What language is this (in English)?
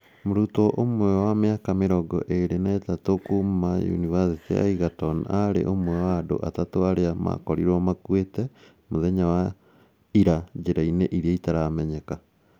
Kikuyu